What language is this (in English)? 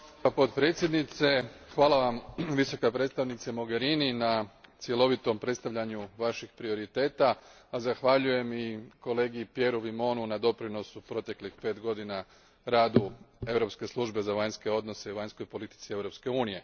Croatian